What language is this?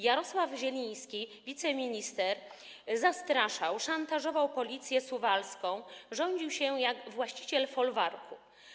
Polish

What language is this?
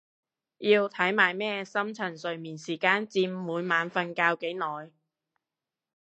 Cantonese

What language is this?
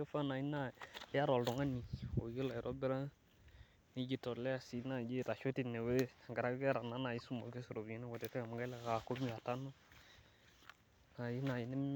Masai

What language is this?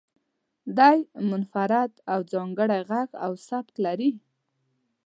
Pashto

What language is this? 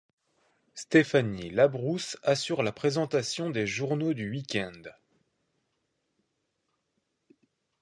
French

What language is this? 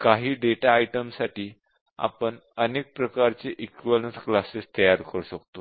Marathi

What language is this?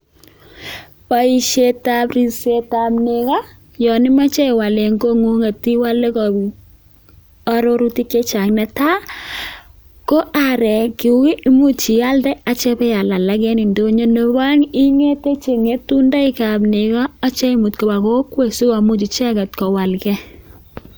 Kalenjin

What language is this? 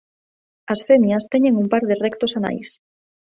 Galician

